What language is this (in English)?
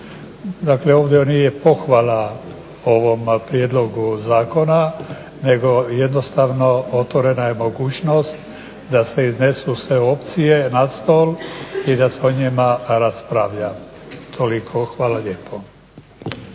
Croatian